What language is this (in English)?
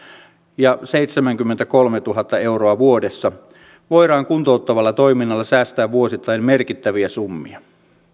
Finnish